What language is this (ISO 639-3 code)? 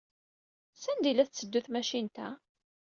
kab